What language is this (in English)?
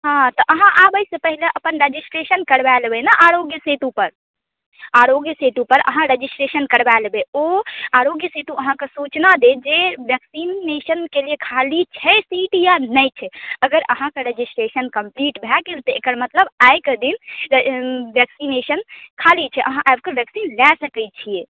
Maithili